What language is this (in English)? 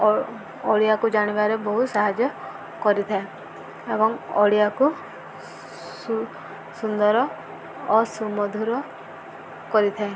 Odia